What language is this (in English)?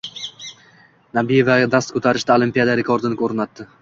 Uzbek